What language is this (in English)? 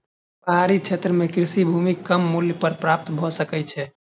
Maithili